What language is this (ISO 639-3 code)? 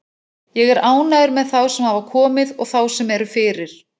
isl